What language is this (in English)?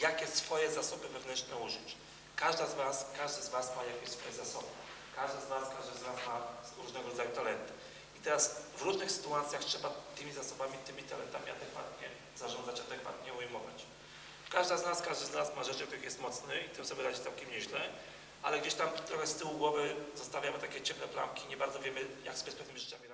Polish